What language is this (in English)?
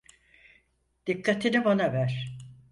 Turkish